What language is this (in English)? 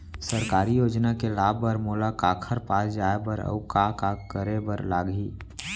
Chhattisgarhi